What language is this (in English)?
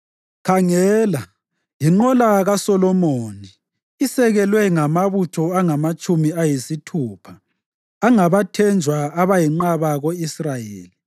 North Ndebele